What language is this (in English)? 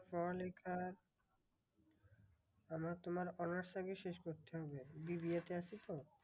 Bangla